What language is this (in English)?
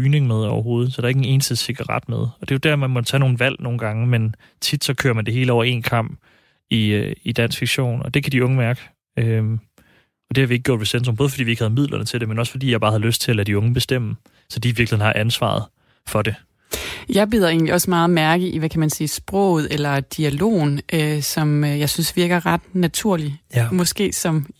Danish